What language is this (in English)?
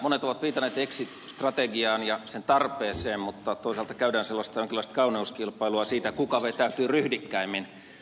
Finnish